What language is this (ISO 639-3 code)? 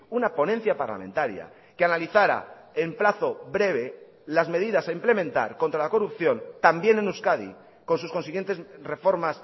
spa